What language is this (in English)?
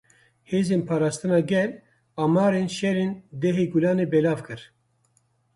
Kurdish